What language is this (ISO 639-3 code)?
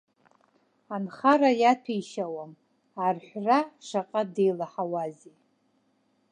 abk